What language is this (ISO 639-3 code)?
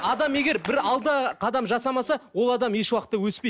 kaz